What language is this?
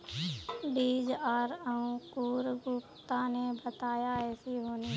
Magahi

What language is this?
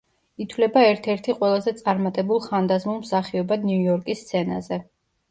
Georgian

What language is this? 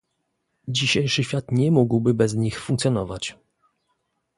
Polish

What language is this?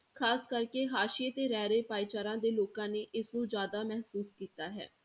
Punjabi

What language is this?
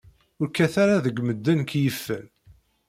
Kabyle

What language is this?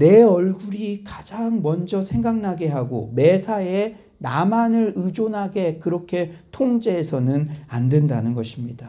Korean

